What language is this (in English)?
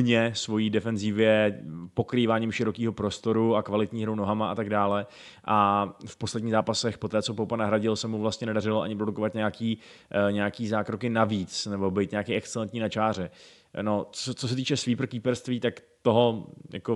Czech